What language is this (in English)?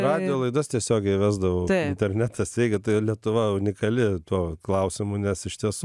Lithuanian